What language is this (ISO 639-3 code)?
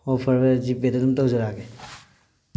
mni